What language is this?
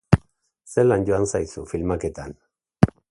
Basque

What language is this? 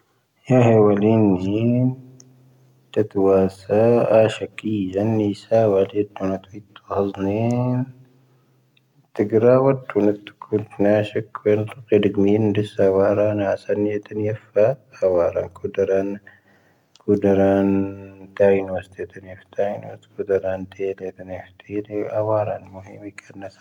Tahaggart Tamahaq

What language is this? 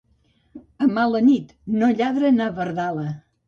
Catalan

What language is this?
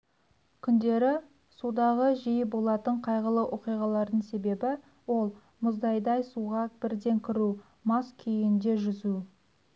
Kazakh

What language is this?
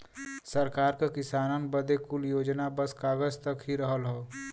Bhojpuri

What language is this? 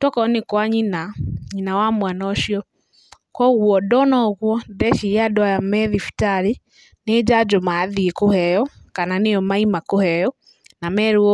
Kikuyu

